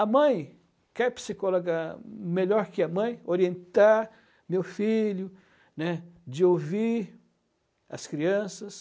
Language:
Portuguese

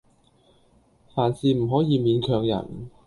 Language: Cantonese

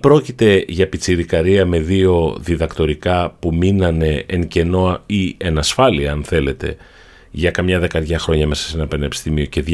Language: Greek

